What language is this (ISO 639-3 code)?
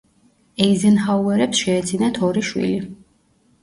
kat